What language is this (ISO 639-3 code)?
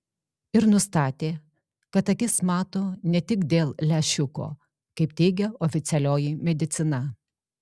lit